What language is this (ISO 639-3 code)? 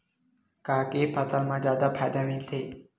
hne